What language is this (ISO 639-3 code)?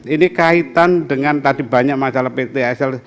ind